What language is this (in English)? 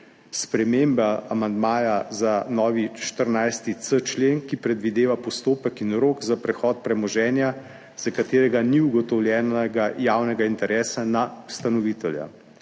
Slovenian